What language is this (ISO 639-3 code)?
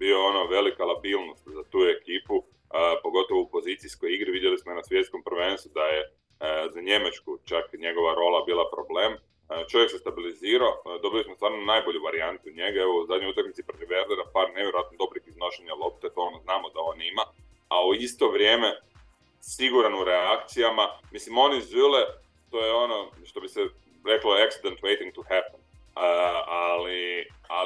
hrv